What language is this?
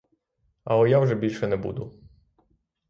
Ukrainian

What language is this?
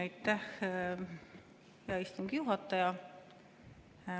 Estonian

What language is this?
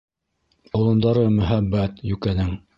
Bashkir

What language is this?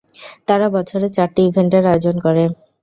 Bangla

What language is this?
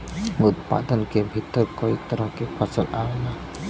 Bhojpuri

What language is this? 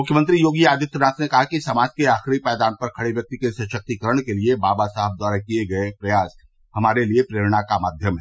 Hindi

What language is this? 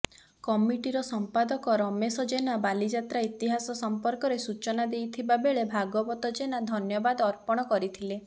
Odia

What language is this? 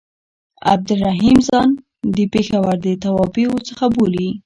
Pashto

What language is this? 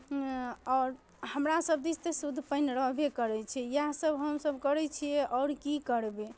Maithili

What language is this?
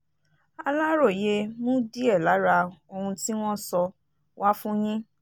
Yoruba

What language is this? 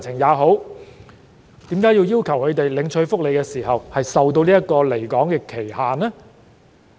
Cantonese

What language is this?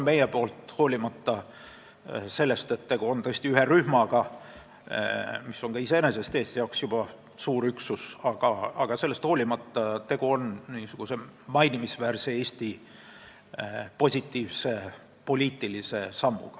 Estonian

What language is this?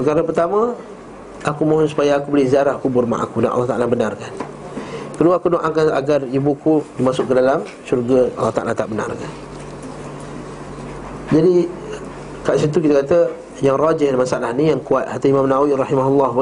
Malay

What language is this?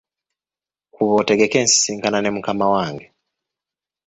Ganda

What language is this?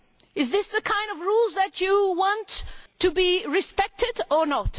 English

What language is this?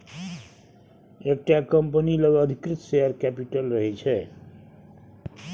Maithili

